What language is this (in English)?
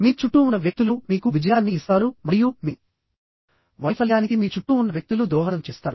Telugu